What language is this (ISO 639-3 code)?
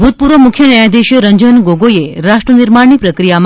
guj